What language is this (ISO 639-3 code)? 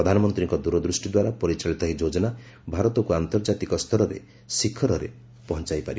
ori